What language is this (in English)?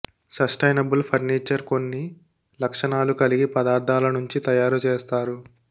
Telugu